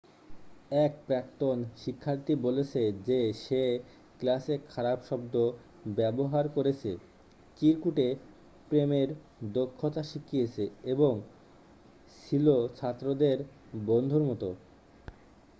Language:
Bangla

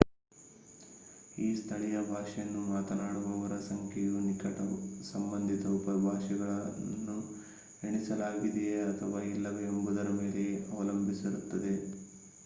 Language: Kannada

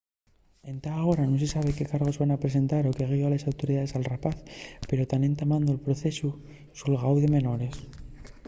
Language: Asturian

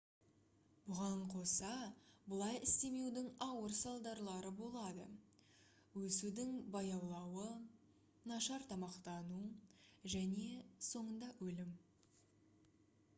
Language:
Kazakh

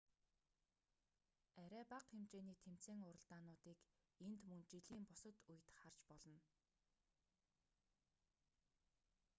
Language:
Mongolian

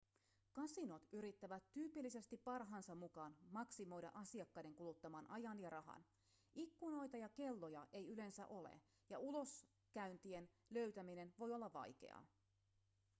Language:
Finnish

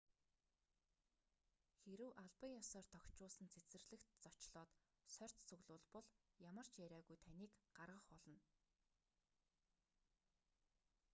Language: Mongolian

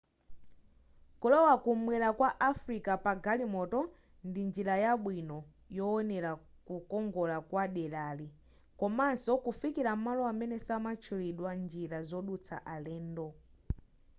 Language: Nyanja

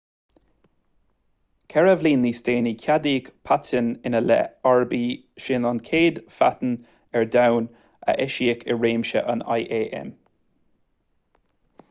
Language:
Irish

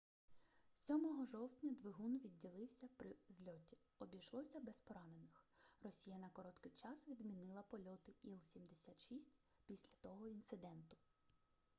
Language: Ukrainian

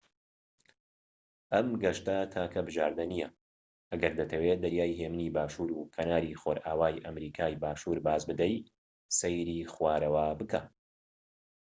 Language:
Central Kurdish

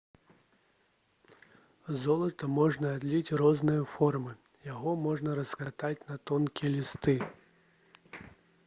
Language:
Belarusian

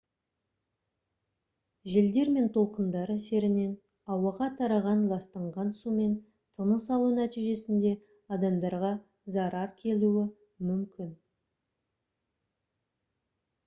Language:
Kazakh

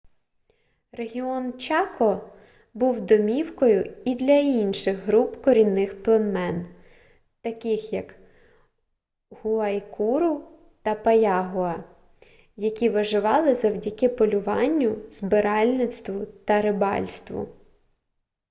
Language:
Ukrainian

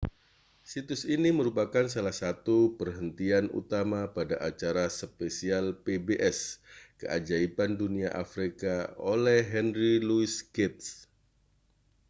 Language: Indonesian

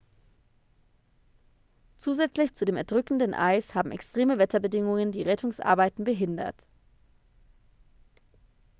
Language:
German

